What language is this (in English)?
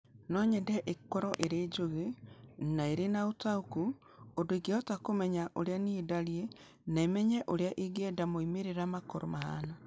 Kikuyu